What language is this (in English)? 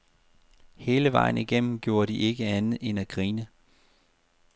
Danish